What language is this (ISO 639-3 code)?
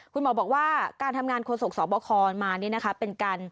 tha